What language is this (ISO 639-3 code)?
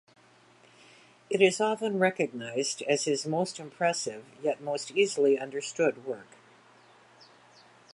eng